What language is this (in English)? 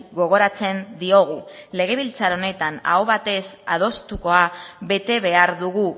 Basque